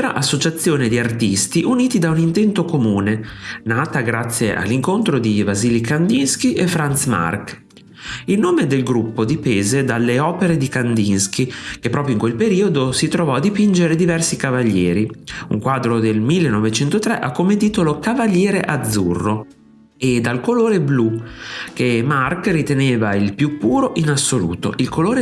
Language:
Italian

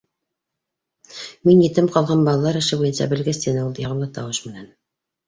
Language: Bashkir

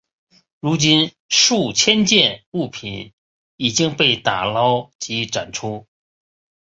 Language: Chinese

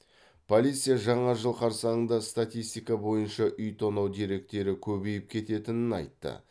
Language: Kazakh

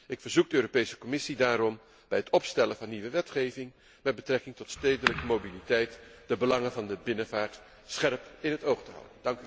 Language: Dutch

